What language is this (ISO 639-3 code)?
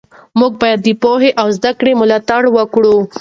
pus